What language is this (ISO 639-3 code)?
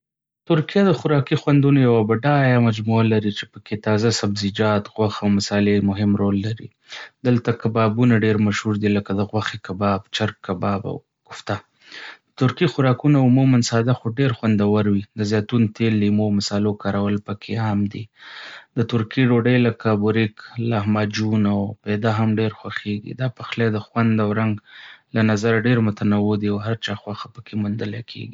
pus